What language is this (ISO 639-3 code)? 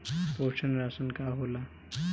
bho